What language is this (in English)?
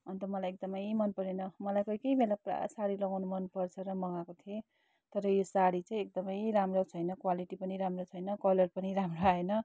Nepali